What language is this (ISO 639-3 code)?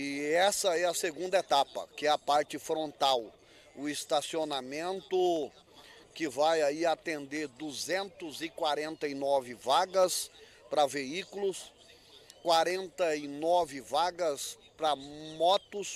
por